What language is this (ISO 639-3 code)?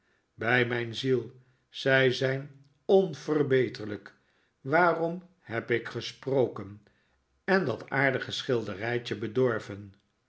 nld